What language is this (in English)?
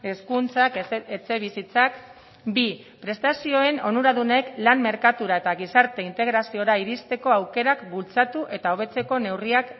Basque